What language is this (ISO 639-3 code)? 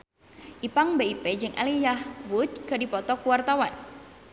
sun